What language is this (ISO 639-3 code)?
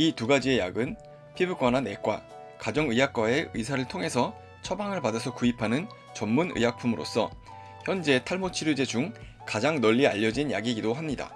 kor